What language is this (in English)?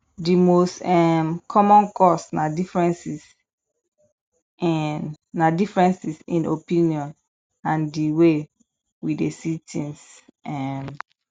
Nigerian Pidgin